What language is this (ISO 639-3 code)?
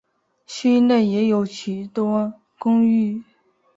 zho